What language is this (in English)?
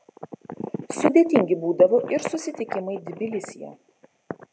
Lithuanian